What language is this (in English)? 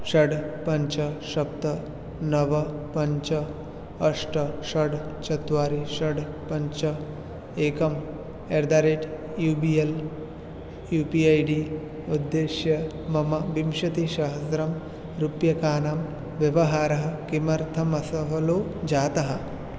Sanskrit